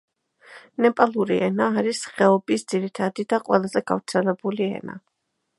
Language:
Georgian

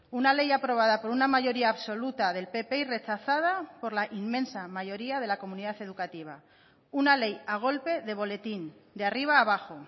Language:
Spanish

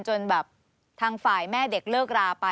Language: Thai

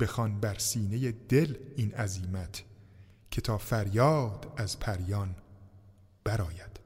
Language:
Persian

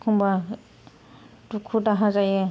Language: Bodo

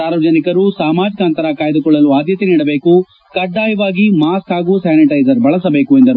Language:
Kannada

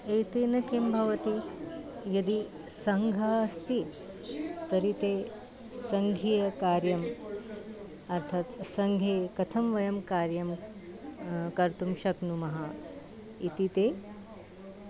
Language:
Sanskrit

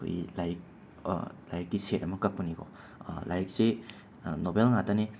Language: Manipuri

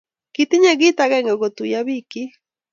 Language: Kalenjin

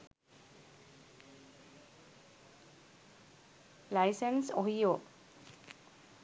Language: Sinhala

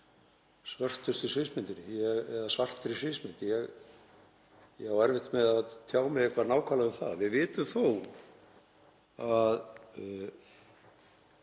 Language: Icelandic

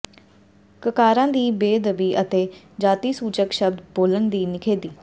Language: Punjabi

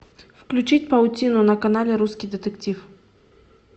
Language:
Russian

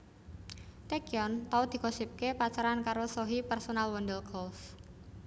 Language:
Javanese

